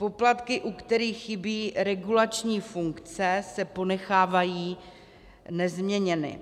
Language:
Czech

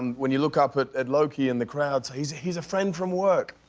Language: English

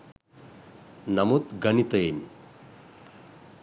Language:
Sinhala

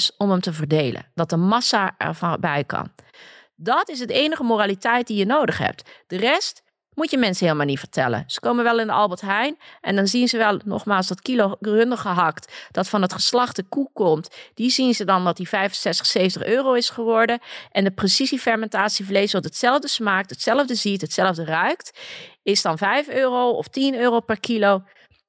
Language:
Dutch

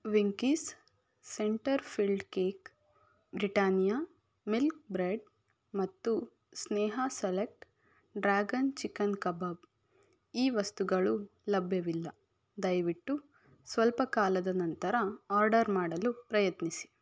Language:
Kannada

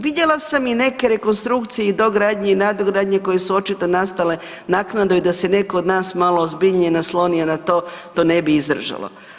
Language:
Croatian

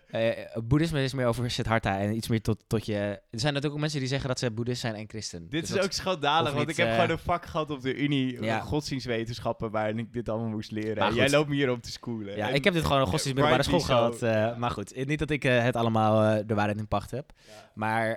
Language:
Dutch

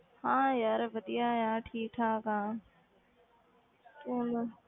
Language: Punjabi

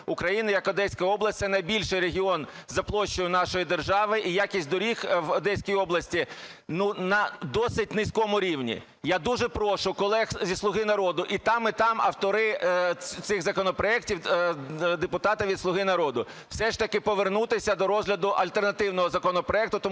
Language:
Ukrainian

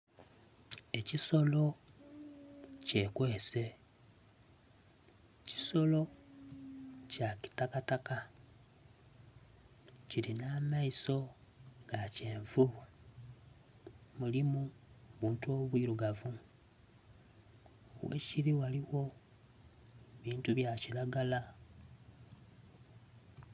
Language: Soga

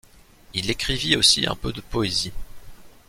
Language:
French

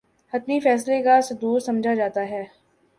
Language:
Urdu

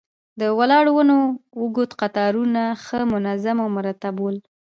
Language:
Pashto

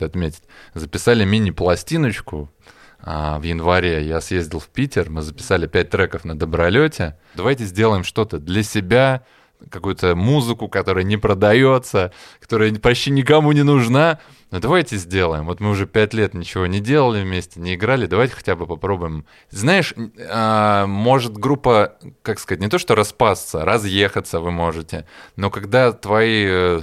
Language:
Russian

